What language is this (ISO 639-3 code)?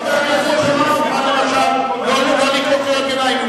heb